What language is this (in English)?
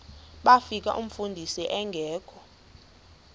Xhosa